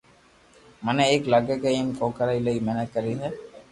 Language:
Loarki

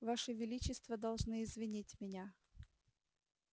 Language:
Russian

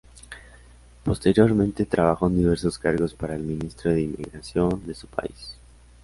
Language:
Spanish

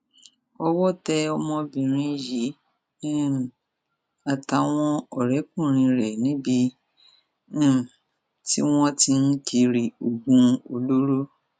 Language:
Yoruba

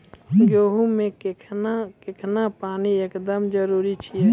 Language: Maithili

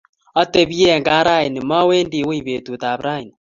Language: Kalenjin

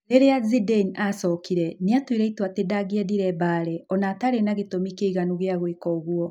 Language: Kikuyu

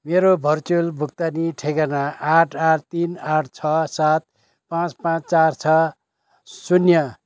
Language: Nepali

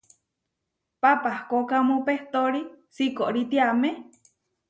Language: Huarijio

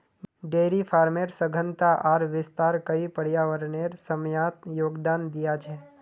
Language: Magahi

